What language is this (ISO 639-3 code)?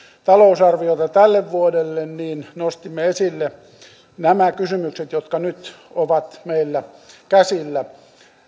fin